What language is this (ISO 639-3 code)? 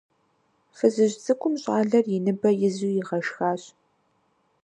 kbd